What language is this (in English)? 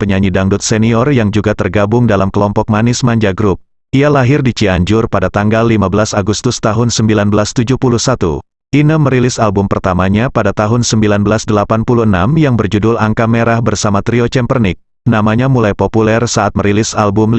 Indonesian